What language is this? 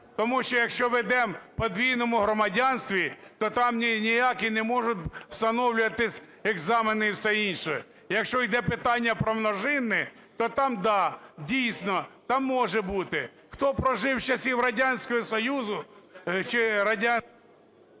Ukrainian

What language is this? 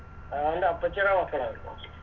Malayalam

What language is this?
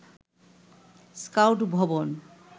Bangla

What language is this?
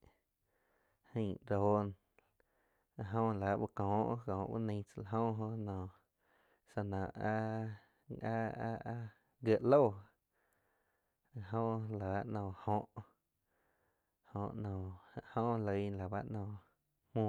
Quiotepec Chinantec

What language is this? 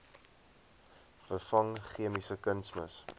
Afrikaans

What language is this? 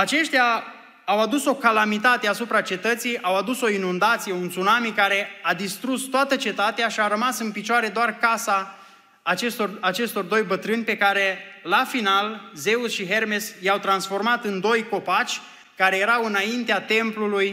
Romanian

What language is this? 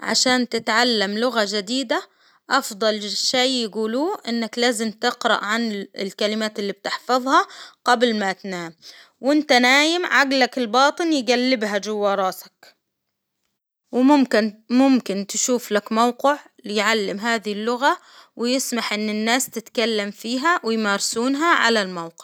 Hijazi Arabic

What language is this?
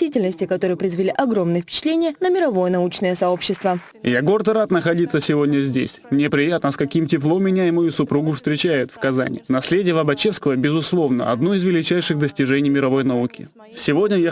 Russian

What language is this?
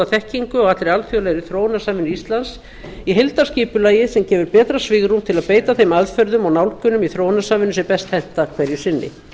Icelandic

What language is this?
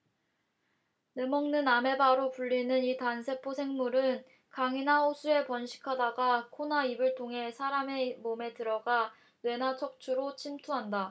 Korean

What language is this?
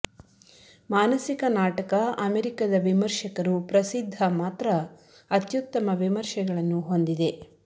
Kannada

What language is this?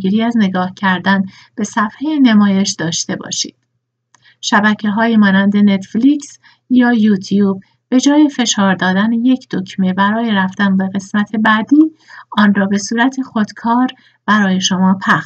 Persian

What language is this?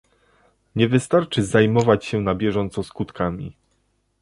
Polish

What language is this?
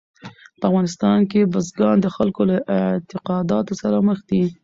Pashto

